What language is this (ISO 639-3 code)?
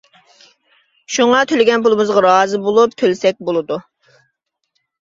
uig